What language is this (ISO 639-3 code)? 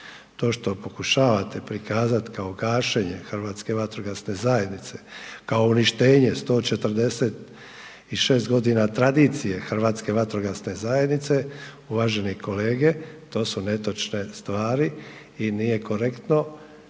hrv